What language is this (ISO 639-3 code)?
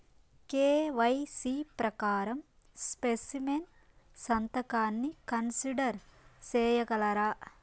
tel